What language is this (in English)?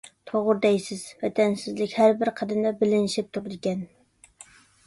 Uyghur